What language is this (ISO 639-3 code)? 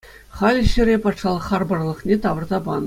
chv